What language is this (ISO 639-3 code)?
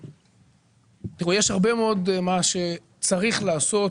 heb